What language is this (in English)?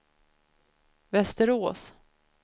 Swedish